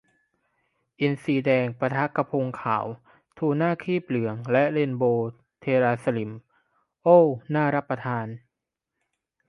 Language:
Thai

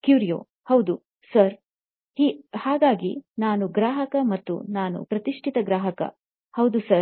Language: Kannada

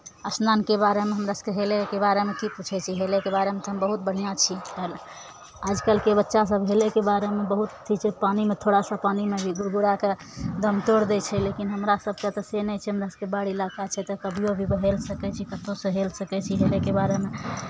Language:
Maithili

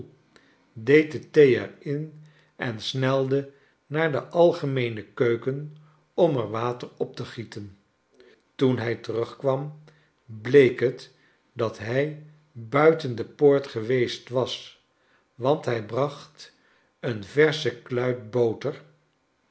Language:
Dutch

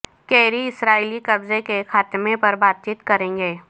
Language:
Urdu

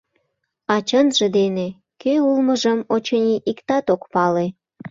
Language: Mari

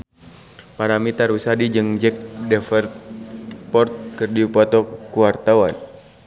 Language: Sundanese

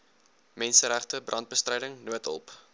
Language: Afrikaans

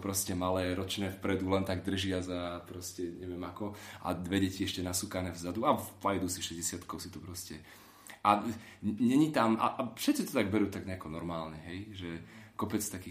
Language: Slovak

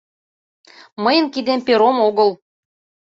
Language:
Mari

